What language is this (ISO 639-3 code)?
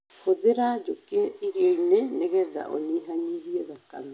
kik